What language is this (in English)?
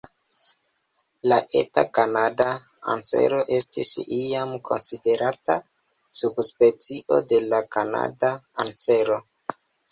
Esperanto